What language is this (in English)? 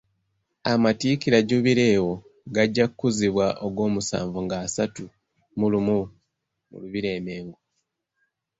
Ganda